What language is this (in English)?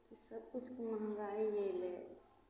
Maithili